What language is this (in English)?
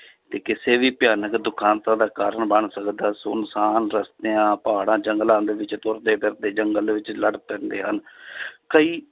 Punjabi